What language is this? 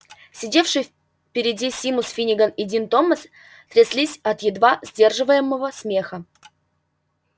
Russian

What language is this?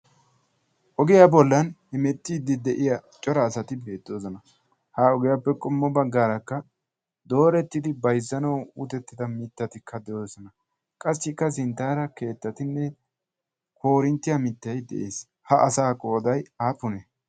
Wolaytta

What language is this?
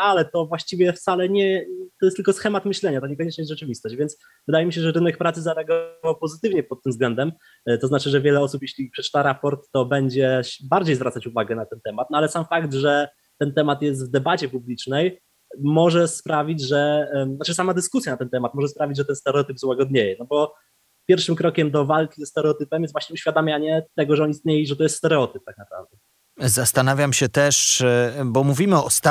Polish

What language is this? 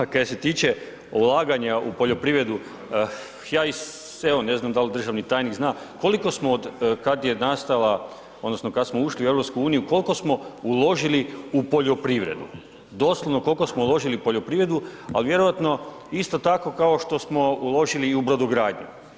Croatian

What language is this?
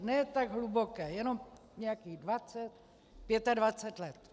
Czech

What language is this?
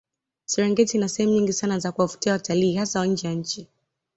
Swahili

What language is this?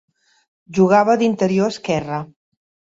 Catalan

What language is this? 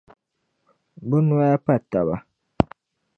Dagbani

